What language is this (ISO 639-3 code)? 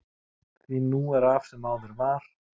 isl